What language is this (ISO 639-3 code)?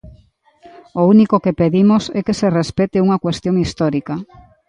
glg